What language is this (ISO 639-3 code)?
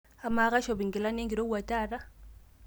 mas